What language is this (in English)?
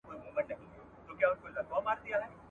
Pashto